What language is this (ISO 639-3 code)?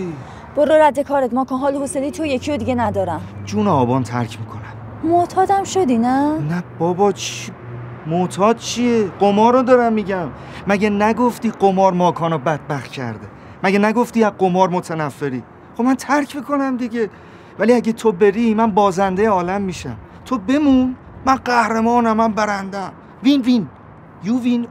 fas